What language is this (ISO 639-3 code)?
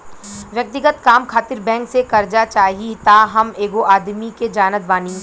bho